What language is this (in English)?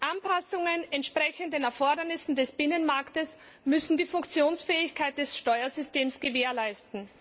German